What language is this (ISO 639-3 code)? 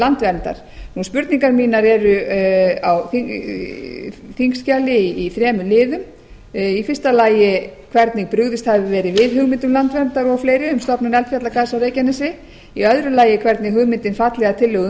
isl